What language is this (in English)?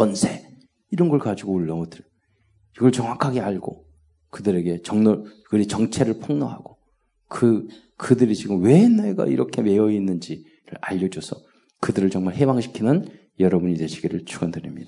Korean